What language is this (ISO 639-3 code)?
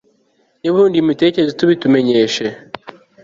kin